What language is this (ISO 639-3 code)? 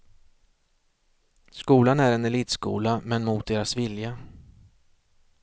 swe